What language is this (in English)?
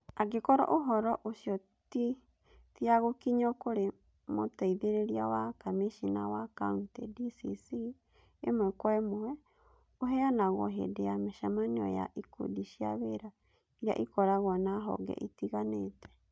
Kikuyu